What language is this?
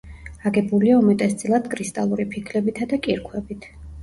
Georgian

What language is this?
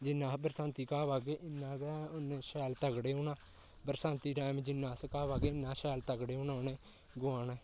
Dogri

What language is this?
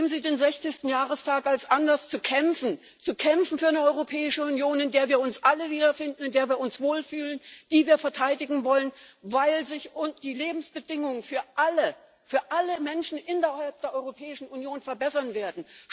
German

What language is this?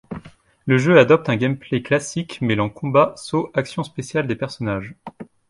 French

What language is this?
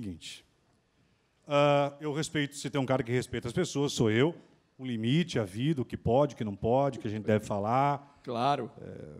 Portuguese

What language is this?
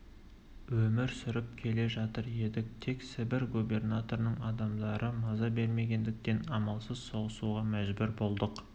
Kazakh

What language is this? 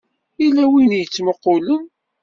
Kabyle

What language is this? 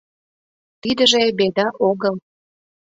Mari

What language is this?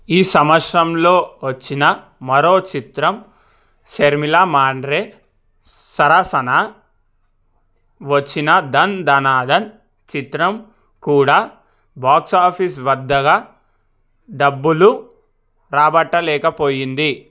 Telugu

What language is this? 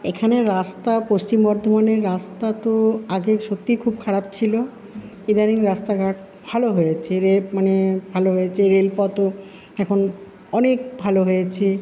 Bangla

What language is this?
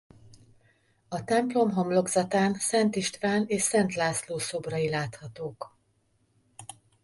Hungarian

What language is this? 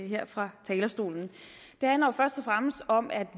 Danish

